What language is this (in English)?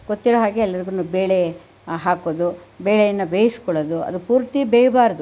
Kannada